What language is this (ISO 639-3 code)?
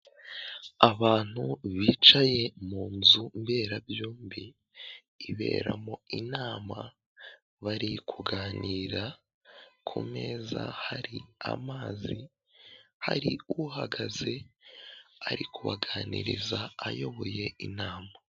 kin